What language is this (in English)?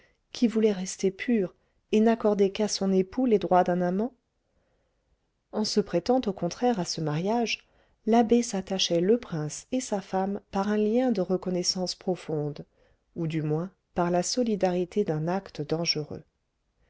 French